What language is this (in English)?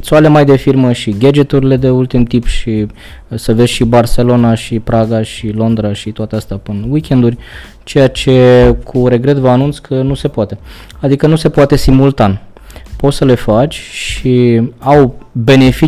Romanian